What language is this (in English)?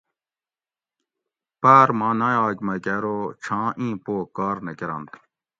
Gawri